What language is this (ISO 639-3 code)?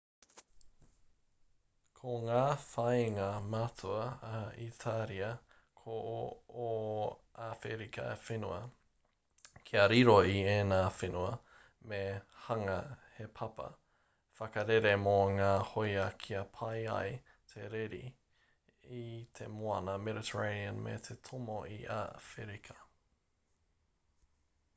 mri